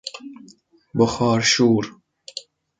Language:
Persian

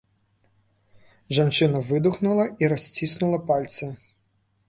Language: Belarusian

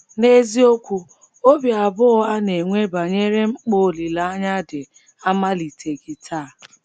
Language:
Igbo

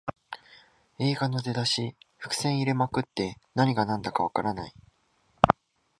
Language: Japanese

